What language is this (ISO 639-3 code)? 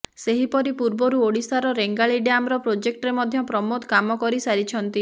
ori